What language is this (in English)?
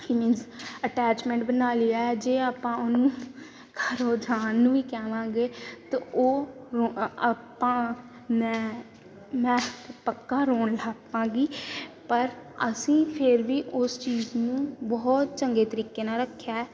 Punjabi